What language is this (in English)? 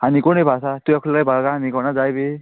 Konkani